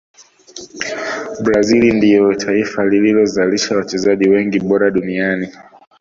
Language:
Swahili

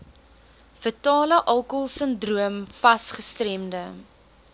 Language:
Afrikaans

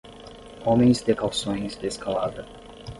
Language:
Portuguese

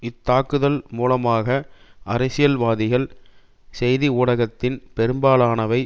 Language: Tamil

